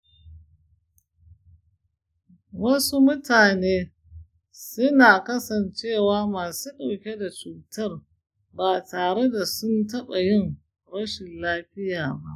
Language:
Hausa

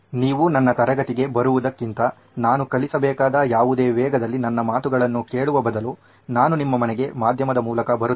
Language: Kannada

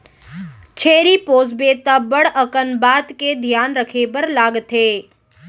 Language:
Chhattisgarhi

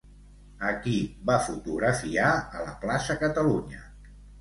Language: Catalan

